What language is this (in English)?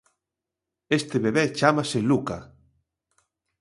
Galician